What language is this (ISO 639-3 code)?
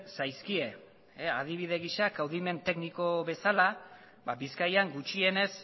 eus